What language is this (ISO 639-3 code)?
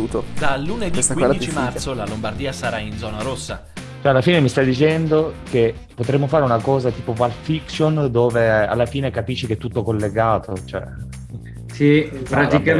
ita